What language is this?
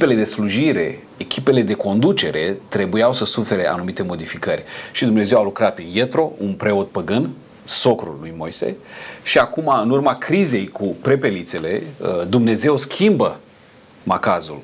Romanian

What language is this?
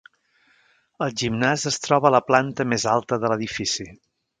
Catalan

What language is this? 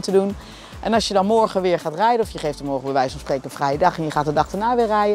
Dutch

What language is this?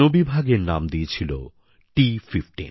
Bangla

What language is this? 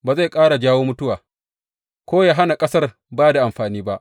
Hausa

